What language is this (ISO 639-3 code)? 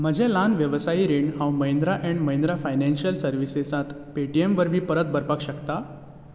kok